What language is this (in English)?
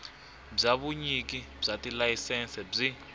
Tsonga